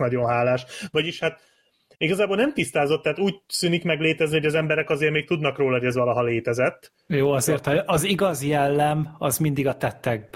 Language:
Hungarian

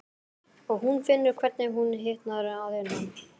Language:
Icelandic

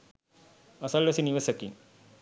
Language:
Sinhala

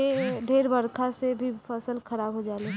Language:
Bhojpuri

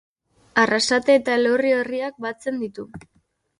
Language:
Basque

